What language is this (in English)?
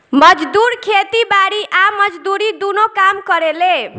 Bhojpuri